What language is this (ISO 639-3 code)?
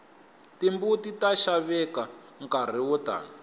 tso